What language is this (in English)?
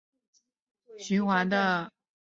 Chinese